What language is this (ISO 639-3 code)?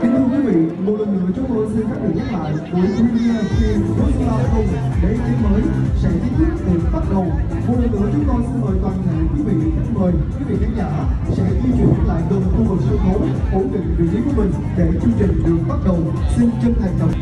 vie